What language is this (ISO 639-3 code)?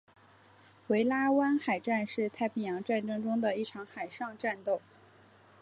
zho